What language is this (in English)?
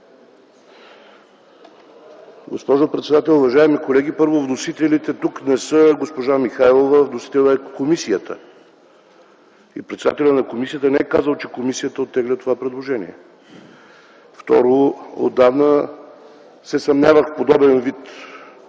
Bulgarian